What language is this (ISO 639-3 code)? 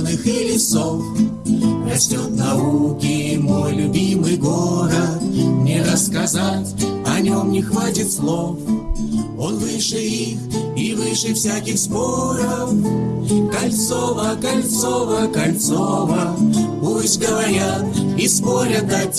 rus